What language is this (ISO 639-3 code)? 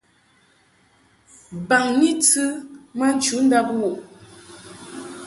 mhk